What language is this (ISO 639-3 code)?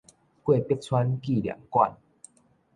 nan